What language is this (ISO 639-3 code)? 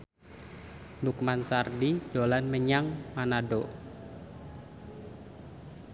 jav